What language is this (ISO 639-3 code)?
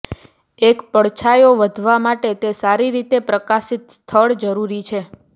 guj